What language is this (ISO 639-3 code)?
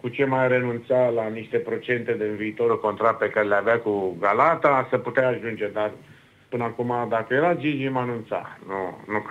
ron